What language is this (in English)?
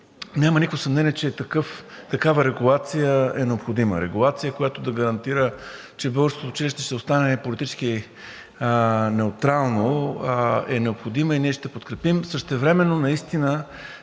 Bulgarian